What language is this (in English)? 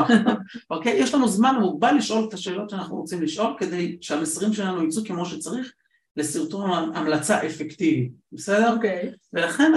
Hebrew